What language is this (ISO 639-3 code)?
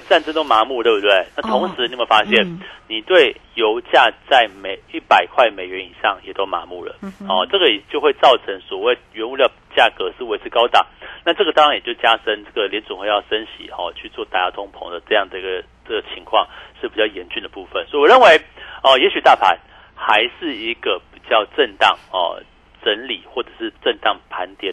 zho